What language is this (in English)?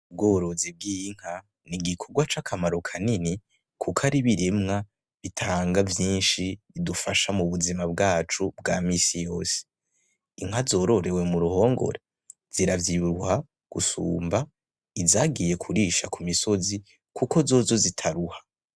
Rundi